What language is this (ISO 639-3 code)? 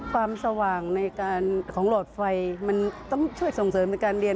tha